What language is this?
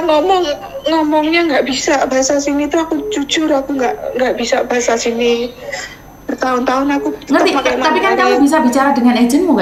Indonesian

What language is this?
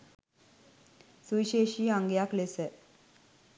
Sinhala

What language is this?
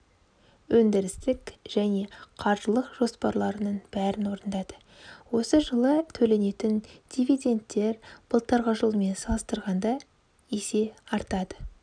Kazakh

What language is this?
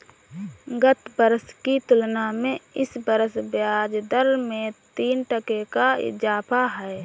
Hindi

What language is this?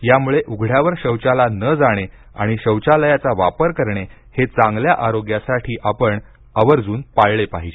Marathi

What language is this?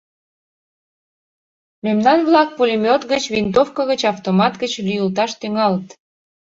Mari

